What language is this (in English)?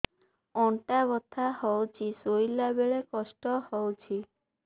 Odia